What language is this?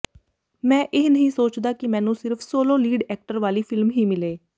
Punjabi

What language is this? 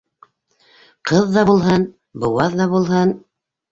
Bashkir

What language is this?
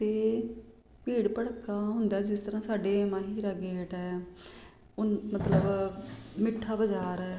Punjabi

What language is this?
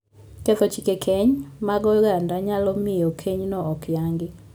Luo (Kenya and Tanzania)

